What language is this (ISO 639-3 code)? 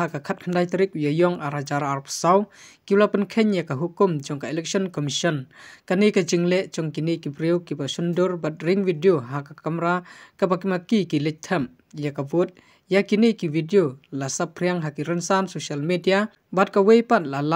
hin